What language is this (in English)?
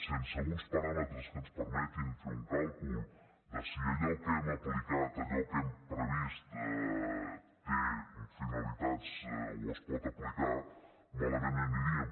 Catalan